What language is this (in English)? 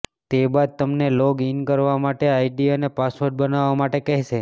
Gujarati